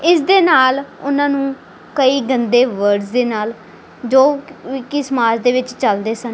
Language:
Punjabi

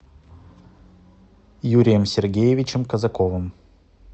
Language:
Russian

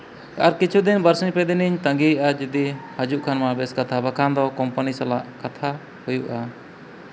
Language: Santali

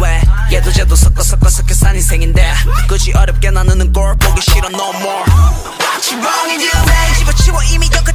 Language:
Korean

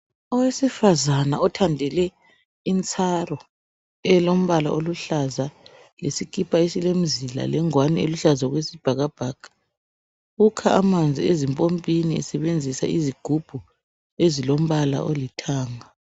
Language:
North Ndebele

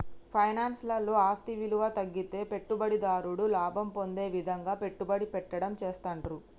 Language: Telugu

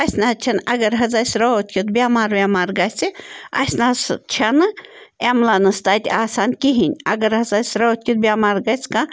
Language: Kashmiri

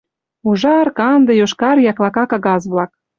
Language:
Mari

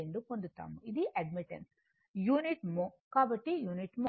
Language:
Telugu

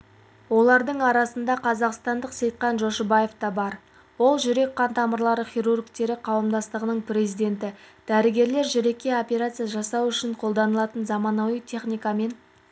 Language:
Kazakh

